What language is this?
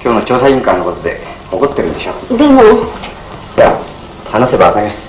Japanese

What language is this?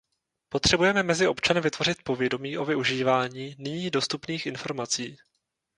Czech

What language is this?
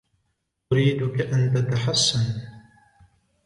Arabic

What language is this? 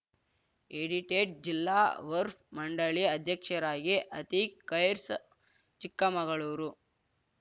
Kannada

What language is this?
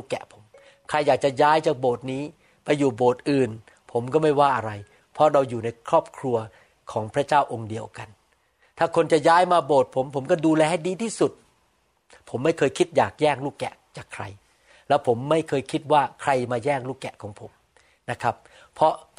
Thai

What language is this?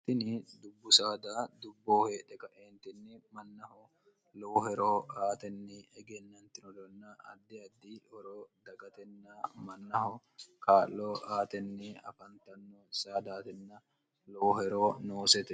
Sidamo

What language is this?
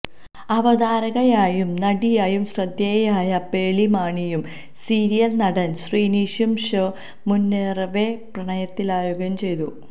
Malayalam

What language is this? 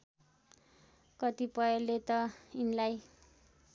Nepali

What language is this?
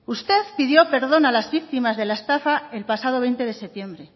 Spanish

